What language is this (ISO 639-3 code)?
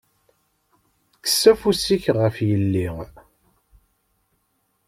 kab